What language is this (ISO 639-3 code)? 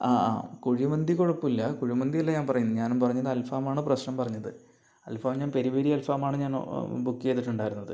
mal